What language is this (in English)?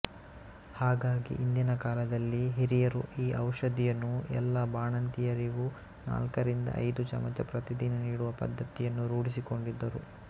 Kannada